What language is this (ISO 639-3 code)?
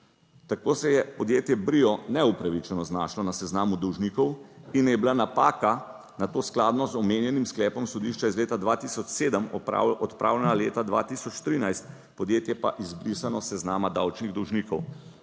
slv